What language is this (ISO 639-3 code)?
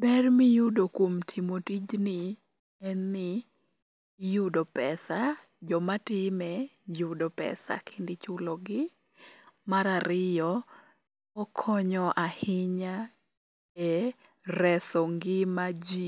luo